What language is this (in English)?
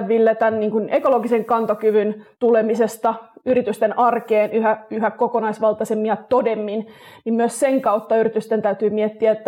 Finnish